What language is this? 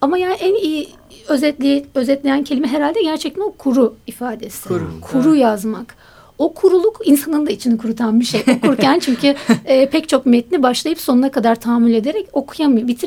Turkish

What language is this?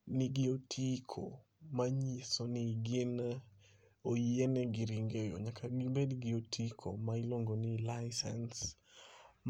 Luo (Kenya and Tanzania)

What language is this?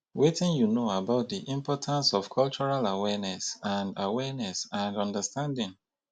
Nigerian Pidgin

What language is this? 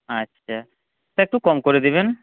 Bangla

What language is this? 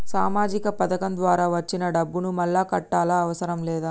Telugu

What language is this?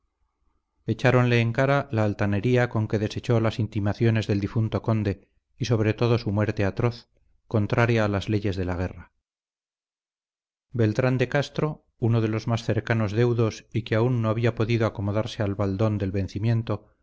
Spanish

